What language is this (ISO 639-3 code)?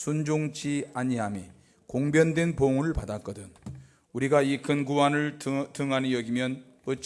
kor